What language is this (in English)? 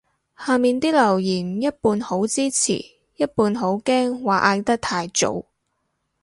Cantonese